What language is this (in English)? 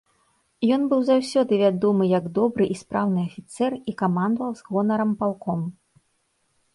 Belarusian